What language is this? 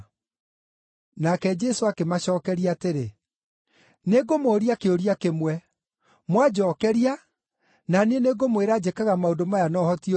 Kikuyu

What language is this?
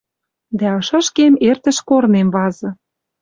Western Mari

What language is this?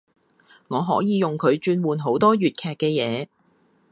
Cantonese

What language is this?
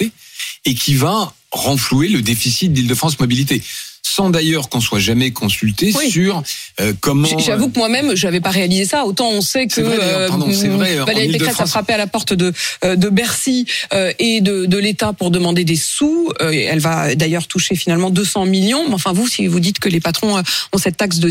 French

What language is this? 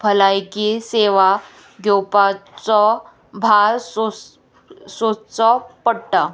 Konkani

